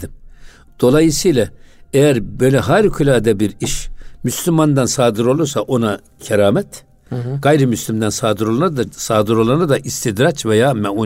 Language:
Turkish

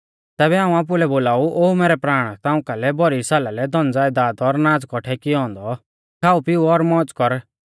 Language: Mahasu Pahari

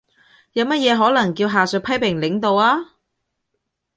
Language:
Cantonese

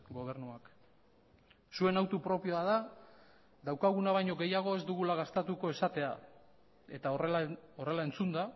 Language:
Basque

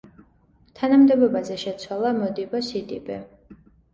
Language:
Georgian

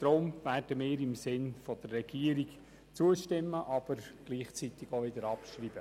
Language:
Swiss German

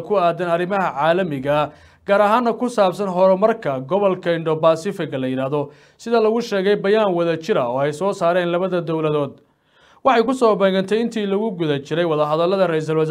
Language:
Arabic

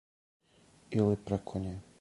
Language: Serbian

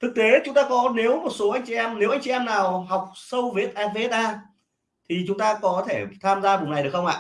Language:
Vietnamese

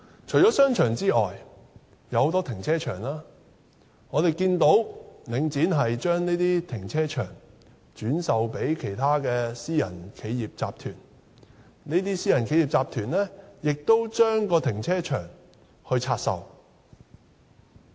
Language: Cantonese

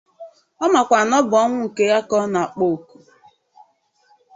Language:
Igbo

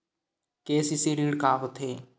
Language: Chhattisgarhi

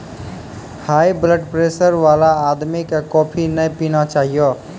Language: Maithili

